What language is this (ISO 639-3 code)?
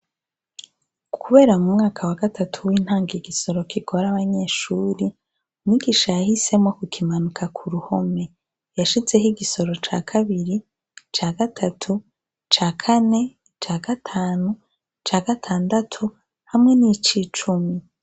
run